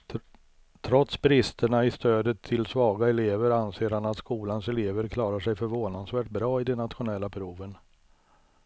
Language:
Swedish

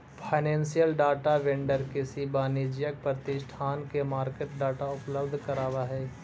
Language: Magahi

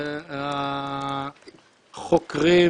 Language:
Hebrew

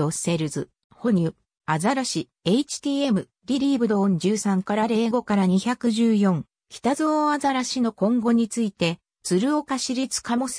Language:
Japanese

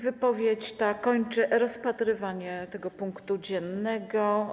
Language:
Polish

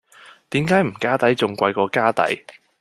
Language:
Cantonese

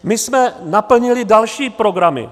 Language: Czech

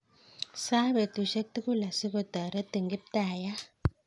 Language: Kalenjin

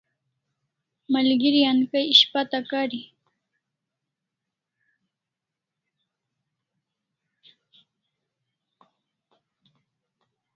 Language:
Kalasha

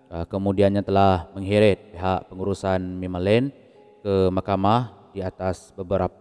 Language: Malay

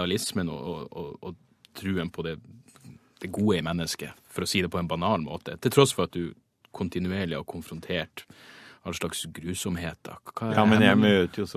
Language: Norwegian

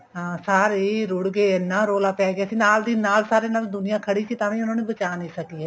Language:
Punjabi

